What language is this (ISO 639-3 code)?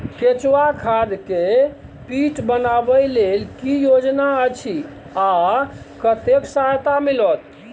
mai